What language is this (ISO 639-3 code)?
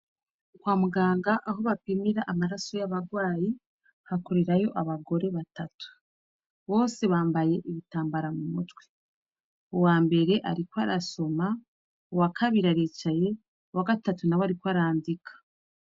run